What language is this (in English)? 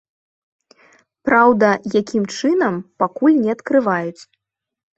Belarusian